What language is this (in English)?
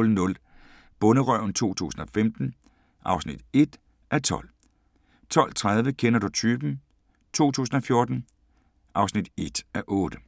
Danish